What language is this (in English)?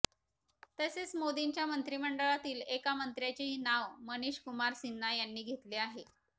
Marathi